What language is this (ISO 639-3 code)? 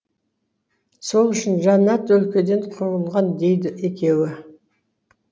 kaz